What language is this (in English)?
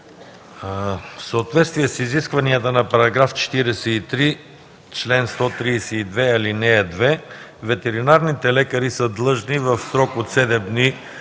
Bulgarian